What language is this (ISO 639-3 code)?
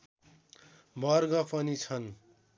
nep